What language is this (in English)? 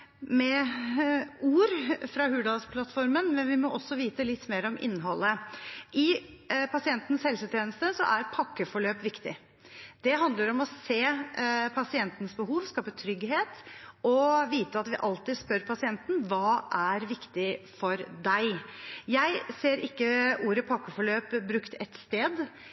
Norwegian Bokmål